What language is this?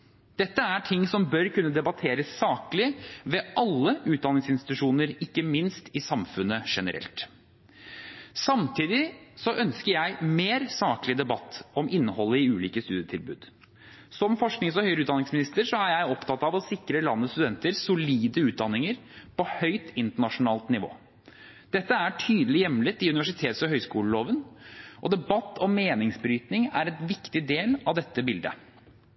Norwegian Bokmål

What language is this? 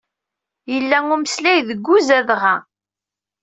Kabyle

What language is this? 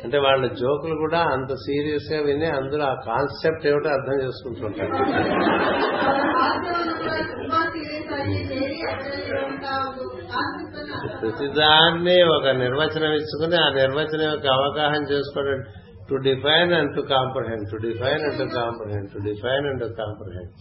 Telugu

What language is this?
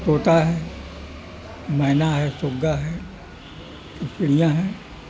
Urdu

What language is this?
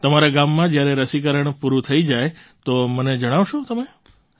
Gujarati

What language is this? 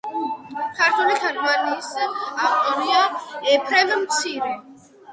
Georgian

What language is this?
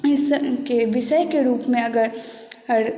Maithili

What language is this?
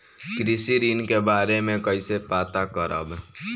Bhojpuri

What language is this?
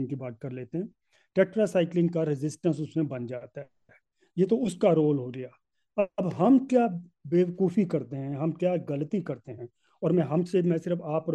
Hindi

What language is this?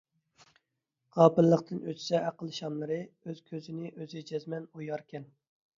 Uyghur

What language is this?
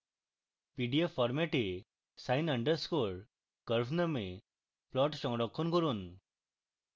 Bangla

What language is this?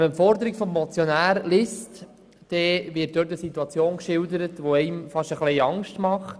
Swiss German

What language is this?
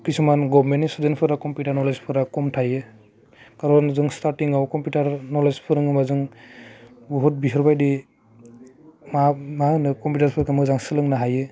Bodo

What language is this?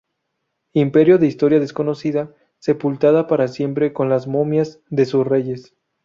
Spanish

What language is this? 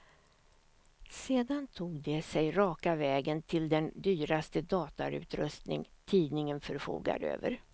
Swedish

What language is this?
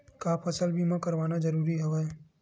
Chhattisgarhi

